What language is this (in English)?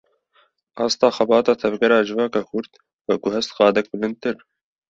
Kurdish